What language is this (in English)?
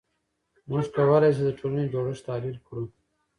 Pashto